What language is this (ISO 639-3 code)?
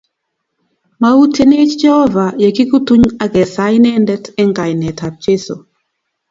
kln